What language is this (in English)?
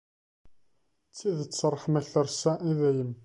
Kabyle